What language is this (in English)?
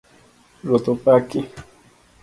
Luo (Kenya and Tanzania)